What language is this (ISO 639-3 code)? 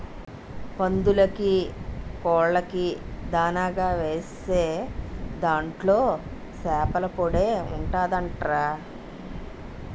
tel